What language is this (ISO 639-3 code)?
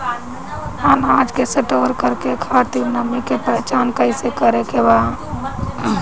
bho